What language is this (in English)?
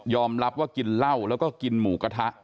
Thai